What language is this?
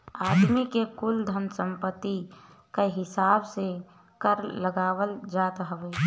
Bhojpuri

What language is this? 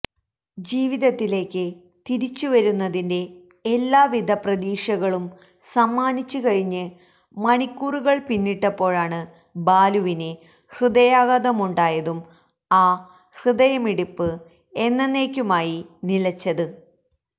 Malayalam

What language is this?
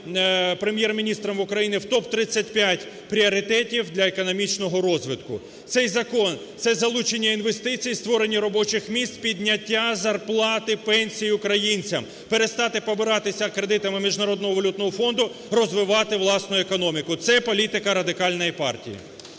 Ukrainian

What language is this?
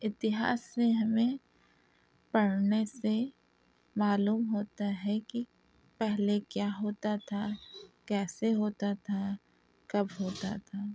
Urdu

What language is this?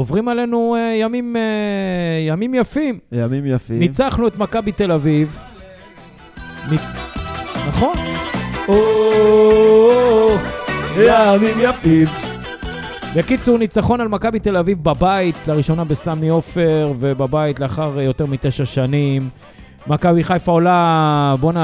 Hebrew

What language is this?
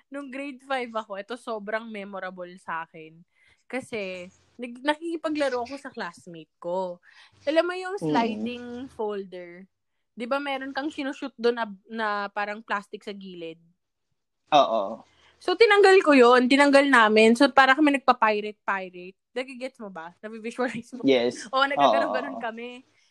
Filipino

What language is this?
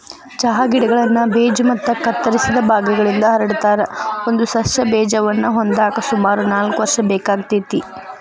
Kannada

